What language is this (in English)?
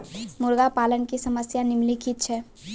Maithili